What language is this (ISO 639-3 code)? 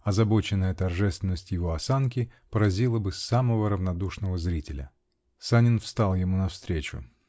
rus